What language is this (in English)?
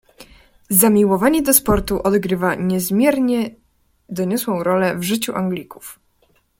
Polish